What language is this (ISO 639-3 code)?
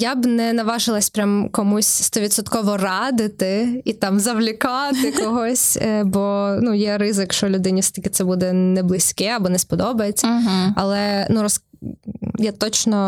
ukr